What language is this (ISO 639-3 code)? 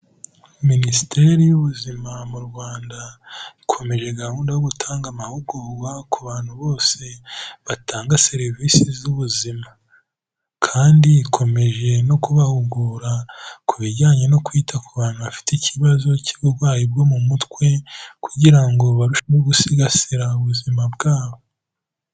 kin